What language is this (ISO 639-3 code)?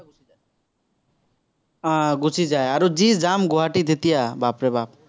asm